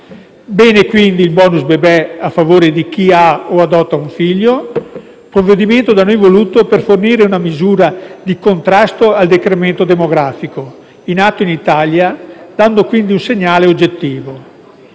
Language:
Italian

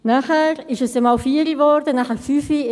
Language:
Swiss German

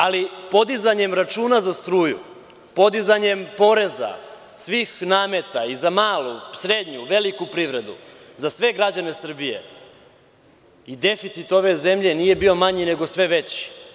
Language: Serbian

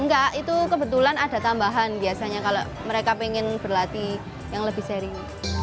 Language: Indonesian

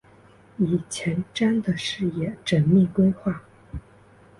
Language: Chinese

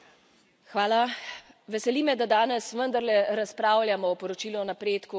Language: Slovenian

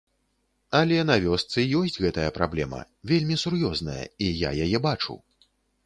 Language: Belarusian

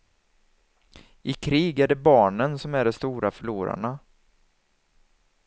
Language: Swedish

